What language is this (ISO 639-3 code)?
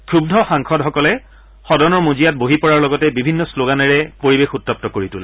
asm